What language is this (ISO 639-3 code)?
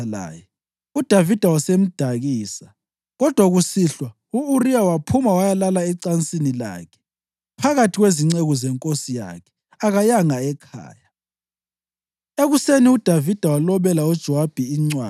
nde